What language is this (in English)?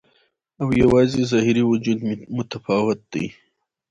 Pashto